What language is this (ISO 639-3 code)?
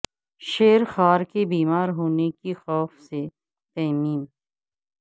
urd